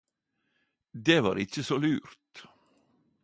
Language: Norwegian Nynorsk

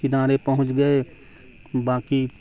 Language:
Urdu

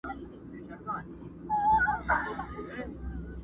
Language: Pashto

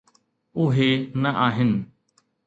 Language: Sindhi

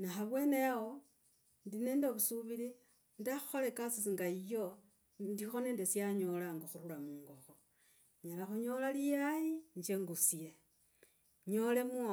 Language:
Logooli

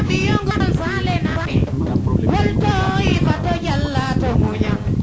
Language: Serer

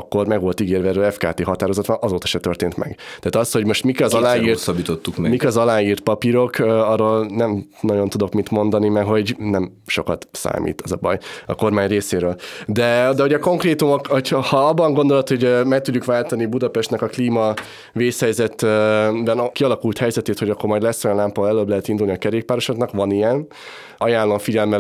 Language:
Hungarian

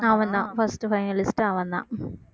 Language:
Tamil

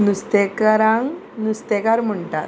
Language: Konkani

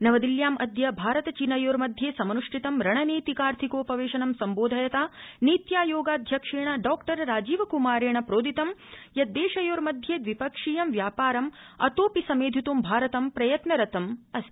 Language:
Sanskrit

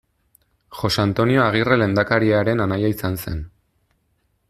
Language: Basque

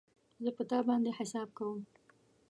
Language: Pashto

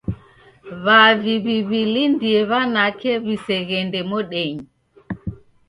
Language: Taita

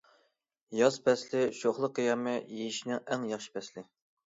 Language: Uyghur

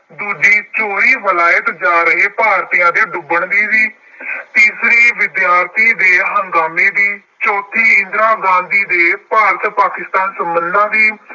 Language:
Punjabi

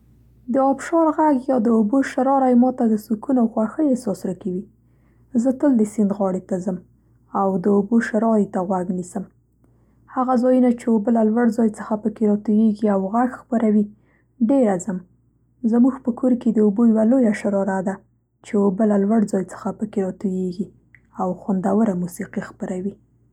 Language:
Central Pashto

